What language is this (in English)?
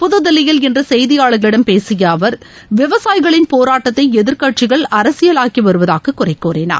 Tamil